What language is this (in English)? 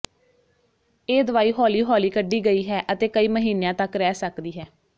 Punjabi